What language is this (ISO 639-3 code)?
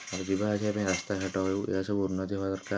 ori